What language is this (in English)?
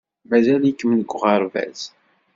Kabyle